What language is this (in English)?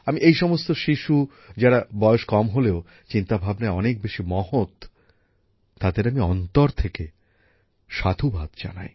Bangla